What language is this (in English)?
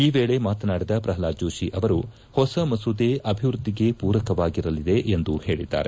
Kannada